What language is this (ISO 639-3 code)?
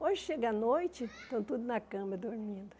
por